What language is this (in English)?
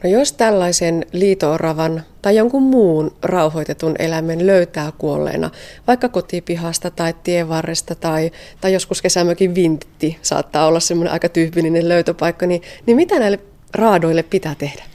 Finnish